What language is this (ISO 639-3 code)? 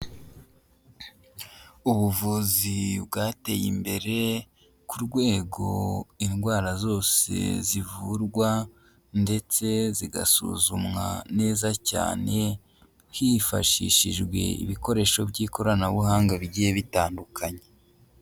kin